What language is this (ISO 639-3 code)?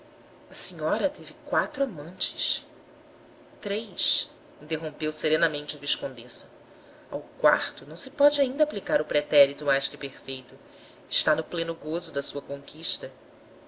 por